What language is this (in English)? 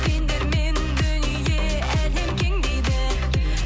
Kazakh